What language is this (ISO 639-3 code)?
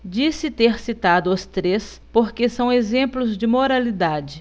por